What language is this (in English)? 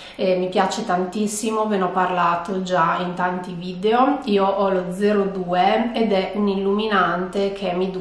Italian